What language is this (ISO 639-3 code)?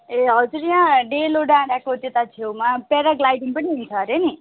nep